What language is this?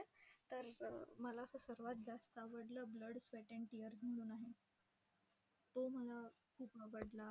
Marathi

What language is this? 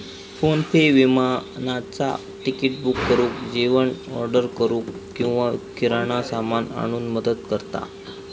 Marathi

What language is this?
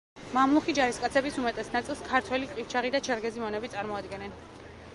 Georgian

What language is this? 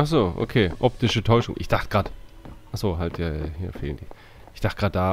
German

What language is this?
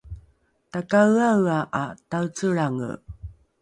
Rukai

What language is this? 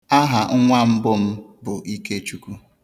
Igbo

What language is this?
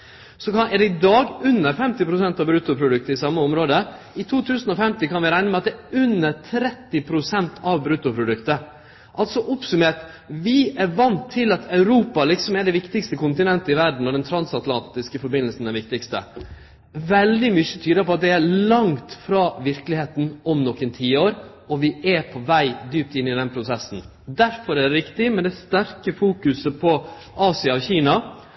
Norwegian Nynorsk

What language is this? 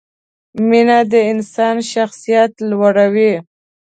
Pashto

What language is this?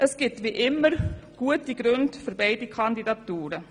Swiss German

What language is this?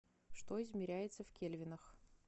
Russian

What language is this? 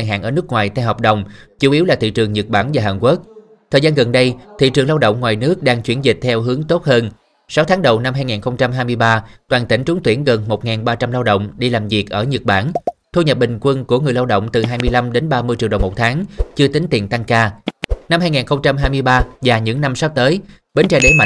Vietnamese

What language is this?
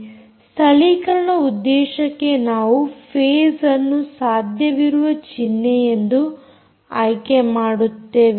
Kannada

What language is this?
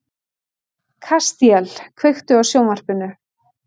Icelandic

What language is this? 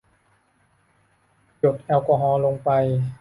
Thai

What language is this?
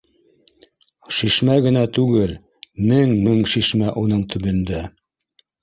Bashkir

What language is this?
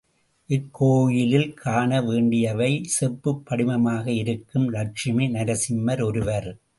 Tamil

